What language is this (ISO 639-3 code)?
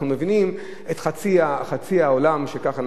heb